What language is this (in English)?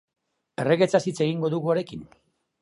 Basque